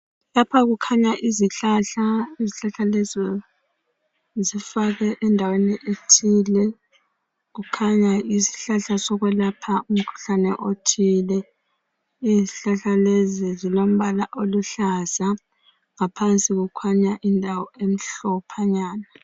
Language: North Ndebele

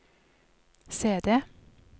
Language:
Norwegian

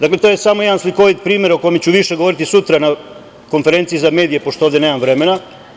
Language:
Serbian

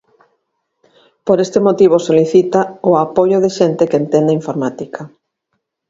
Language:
Galician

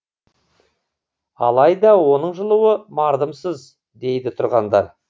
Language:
Kazakh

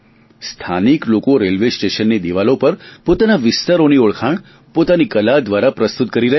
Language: Gujarati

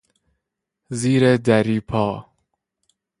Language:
Persian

